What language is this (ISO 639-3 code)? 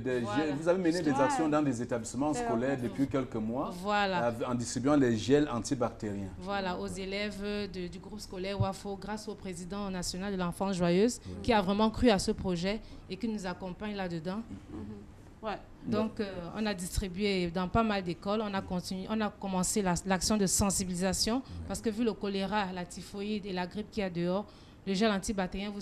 fra